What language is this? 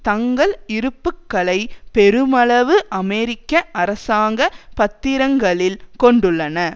Tamil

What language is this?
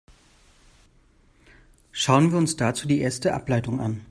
German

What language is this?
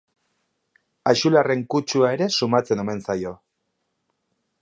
Basque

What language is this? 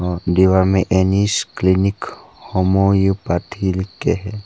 Hindi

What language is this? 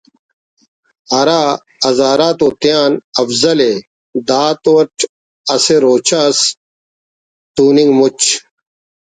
Brahui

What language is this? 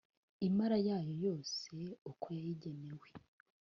Kinyarwanda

